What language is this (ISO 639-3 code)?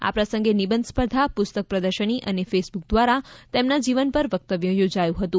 guj